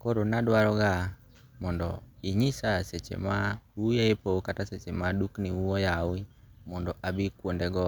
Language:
Luo (Kenya and Tanzania)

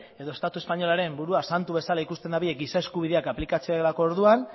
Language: Basque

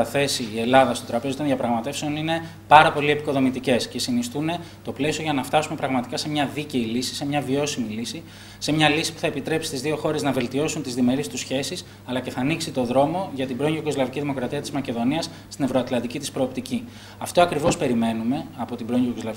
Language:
Greek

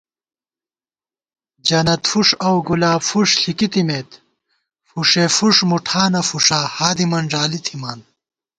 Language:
Gawar-Bati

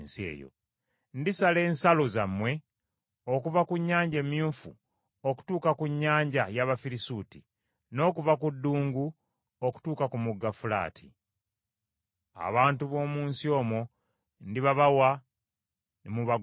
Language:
Ganda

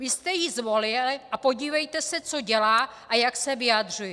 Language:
Czech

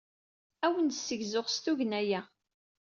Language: Kabyle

